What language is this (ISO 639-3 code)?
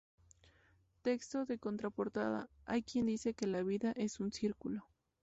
spa